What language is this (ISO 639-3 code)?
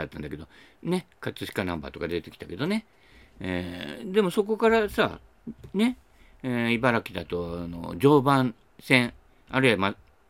jpn